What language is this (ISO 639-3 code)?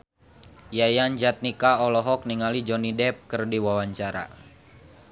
sun